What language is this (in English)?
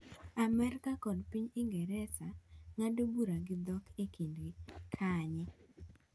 Luo (Kenya and Tanzania)